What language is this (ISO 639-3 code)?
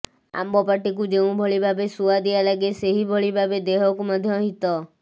ori